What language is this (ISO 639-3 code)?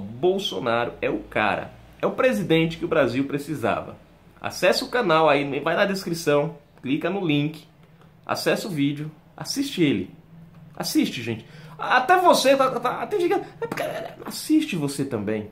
por